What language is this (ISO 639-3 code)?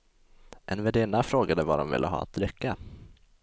swe